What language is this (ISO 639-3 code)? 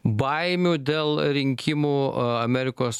lit